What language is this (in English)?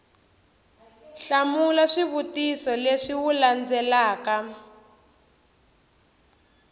Tsonga